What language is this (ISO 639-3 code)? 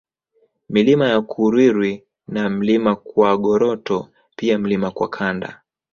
swa